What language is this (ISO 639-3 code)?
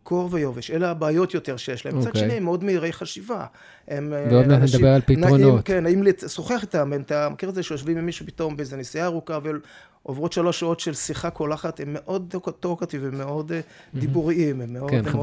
heb